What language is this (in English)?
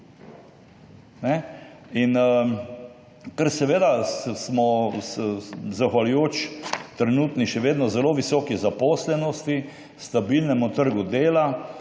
Slovenian